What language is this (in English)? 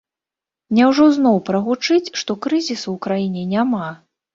Belarusian